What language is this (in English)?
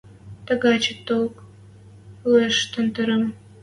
Western Mari